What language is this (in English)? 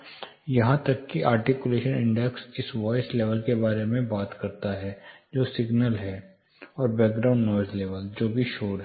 Hindi